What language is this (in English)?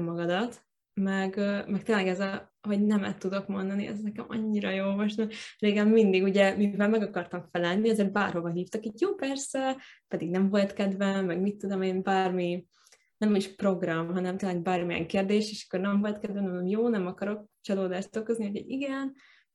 Hungarian